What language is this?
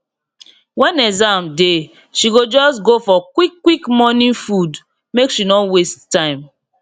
Nigerian Pidgin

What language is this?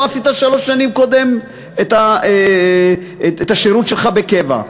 Hebrew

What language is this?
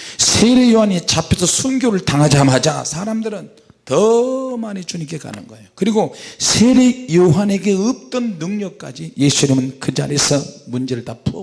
Korean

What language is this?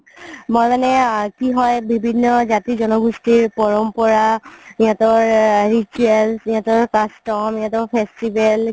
Assamese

